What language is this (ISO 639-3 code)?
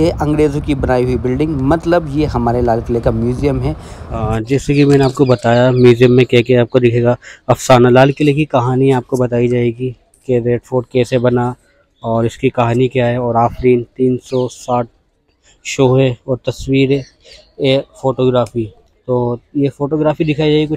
hin